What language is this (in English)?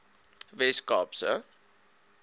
Afrikaans